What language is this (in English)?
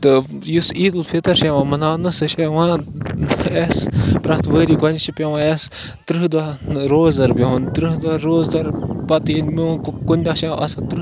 Kashmiri